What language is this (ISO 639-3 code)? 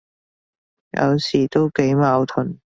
yue